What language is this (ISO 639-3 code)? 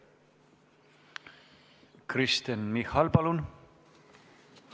est